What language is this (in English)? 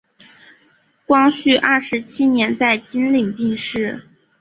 Chinese